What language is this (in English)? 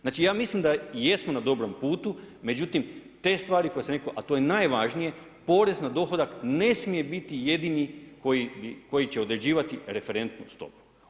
Croatian